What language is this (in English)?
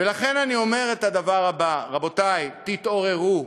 Hebrew